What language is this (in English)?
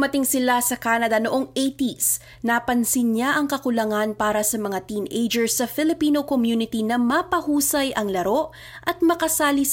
Filipino